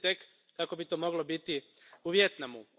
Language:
Croatian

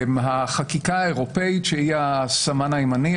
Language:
Hebrew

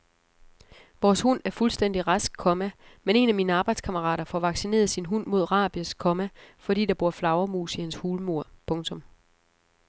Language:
Danish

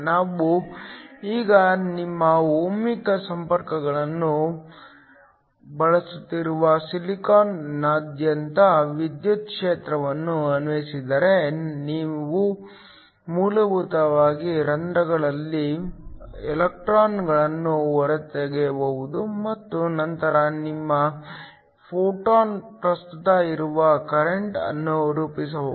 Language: Kannada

